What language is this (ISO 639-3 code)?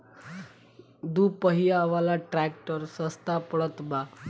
bho